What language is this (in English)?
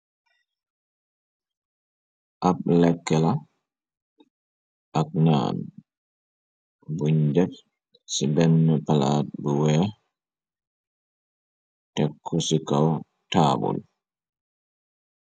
Wolof